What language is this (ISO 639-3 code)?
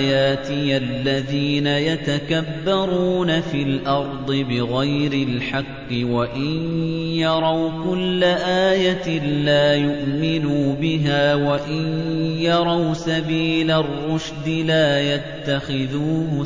ara